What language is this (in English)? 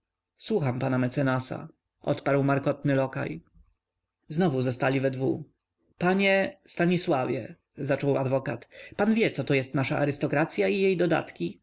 Polish